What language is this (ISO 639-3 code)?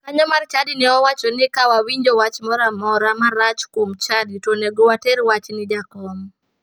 luo